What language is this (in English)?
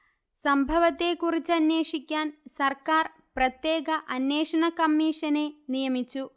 Malayalam